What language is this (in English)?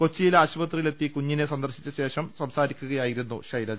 Malayalam